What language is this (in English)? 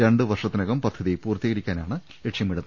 Malayalam